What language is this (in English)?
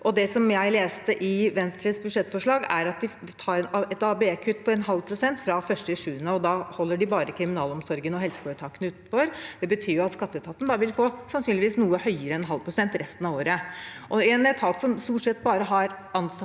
Norwegian